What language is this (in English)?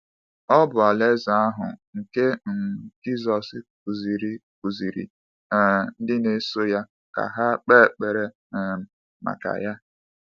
Igbo